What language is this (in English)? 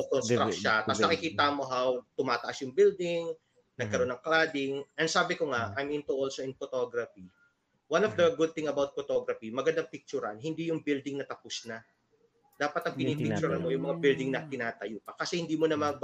Filipino